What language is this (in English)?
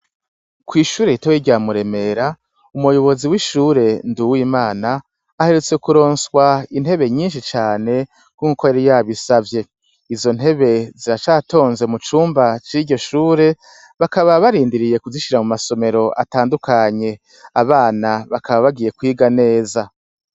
Rundi